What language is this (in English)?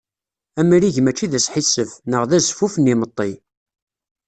Kabyle